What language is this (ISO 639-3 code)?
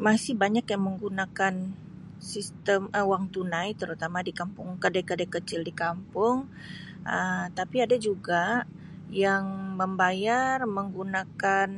msi